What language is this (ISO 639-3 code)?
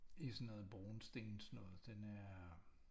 dan